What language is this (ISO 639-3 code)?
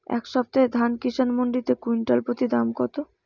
ben